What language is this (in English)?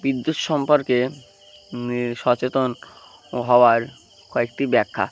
Bangla